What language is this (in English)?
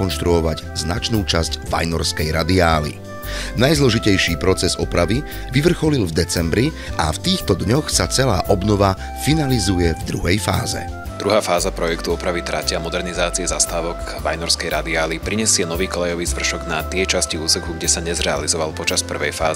Slovak